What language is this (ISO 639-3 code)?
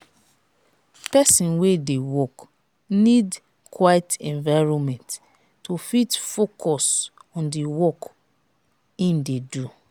pcm